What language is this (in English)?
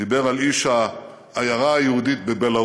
Hebrew